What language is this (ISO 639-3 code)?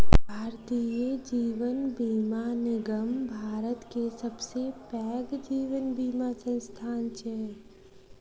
mai